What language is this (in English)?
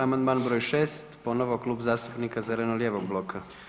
Croatian